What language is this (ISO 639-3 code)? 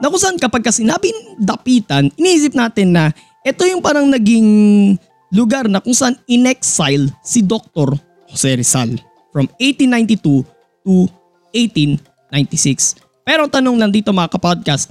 fil